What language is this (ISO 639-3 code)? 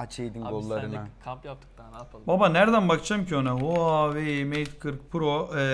tur